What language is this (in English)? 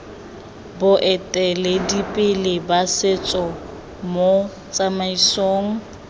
Tswana